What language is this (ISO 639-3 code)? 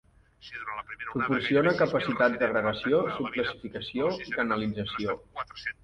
cat